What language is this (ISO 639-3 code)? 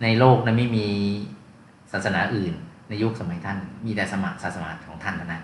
tha